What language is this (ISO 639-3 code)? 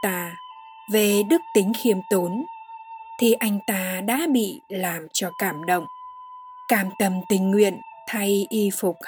vie